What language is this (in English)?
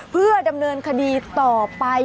Thai